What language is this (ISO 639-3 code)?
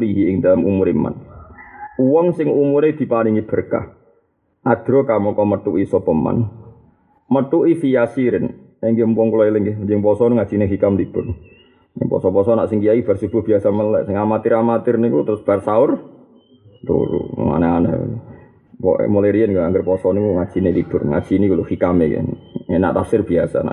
msa